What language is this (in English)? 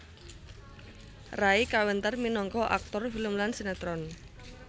Javanese